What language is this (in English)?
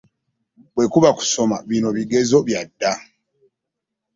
Ganda